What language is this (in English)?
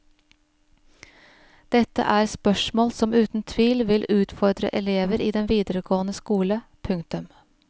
Norwegian